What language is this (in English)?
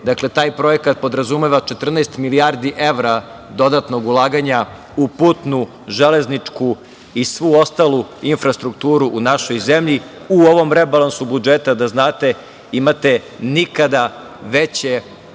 Serbian